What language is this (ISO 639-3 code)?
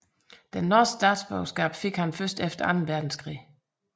dan